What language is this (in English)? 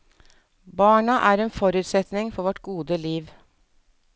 Norwegian